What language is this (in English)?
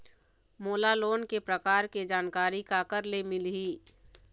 Chhattisgarhi